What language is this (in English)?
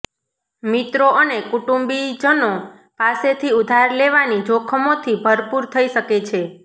Gujarati